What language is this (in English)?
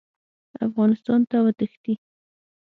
Pashto